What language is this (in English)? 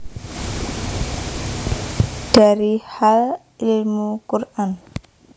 Javanese